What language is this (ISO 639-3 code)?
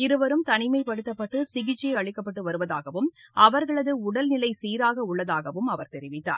tam